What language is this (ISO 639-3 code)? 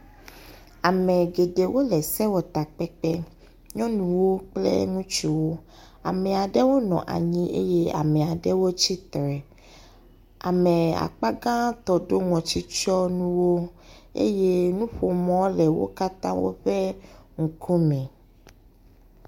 ewe